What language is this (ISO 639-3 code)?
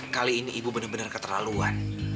ind